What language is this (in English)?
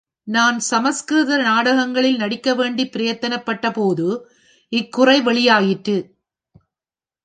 Tamil